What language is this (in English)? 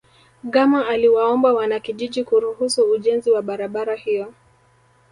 Swahili